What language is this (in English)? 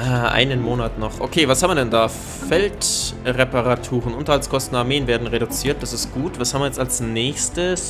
German